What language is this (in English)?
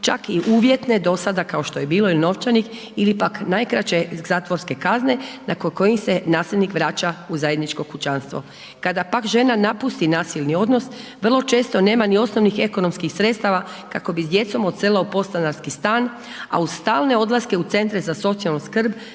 Croatian